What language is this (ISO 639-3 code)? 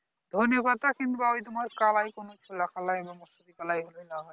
ben